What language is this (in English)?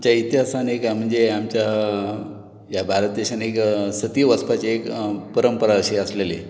Konkani